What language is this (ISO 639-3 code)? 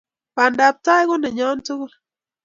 kln